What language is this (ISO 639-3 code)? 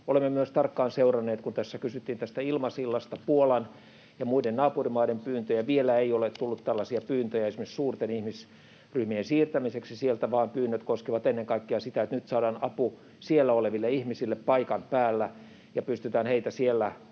fin